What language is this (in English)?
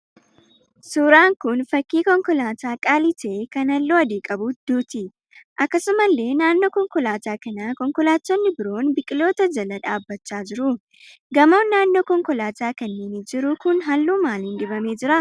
Oromo